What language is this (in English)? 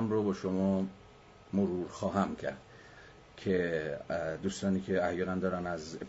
Persian